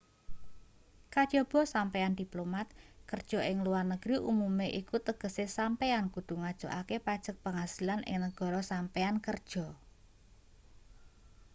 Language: Javanese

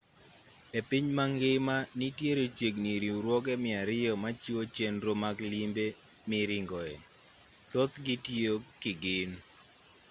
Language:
Luo (Kenya and Tanzania)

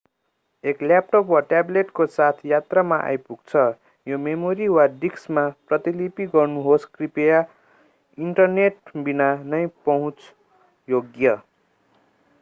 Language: Nepali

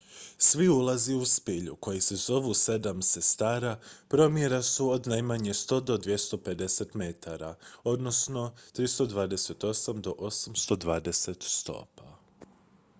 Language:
Croatian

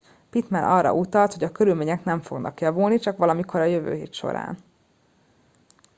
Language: Hungarian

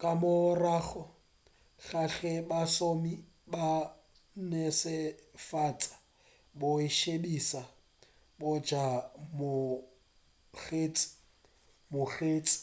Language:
Northern Sotho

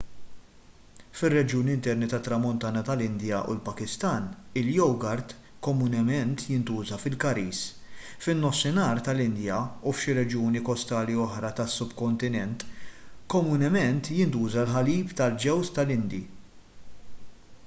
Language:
Maltese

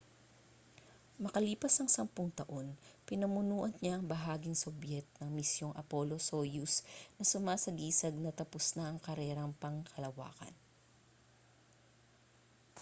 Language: Filipino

